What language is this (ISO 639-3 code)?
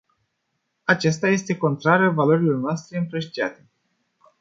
ron